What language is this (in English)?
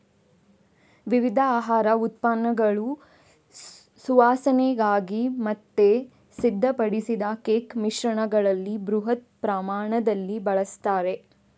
Kannada